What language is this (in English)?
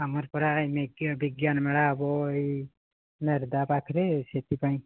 Odia